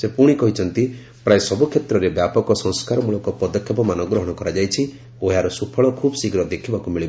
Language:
Odia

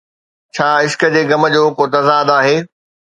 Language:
Sindhi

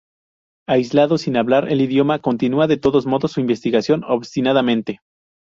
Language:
Spanish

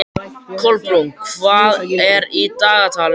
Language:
Icelandic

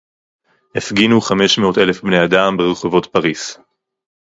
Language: Hebrew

